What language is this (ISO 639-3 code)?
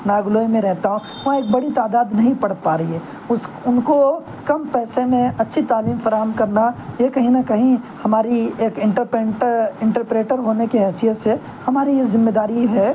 urd